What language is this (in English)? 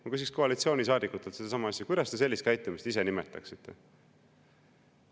Estonian